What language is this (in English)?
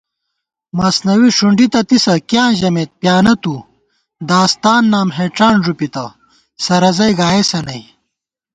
Gawar-Bati